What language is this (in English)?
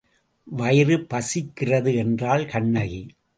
Tamil